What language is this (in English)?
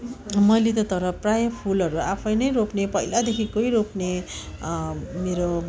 Nepali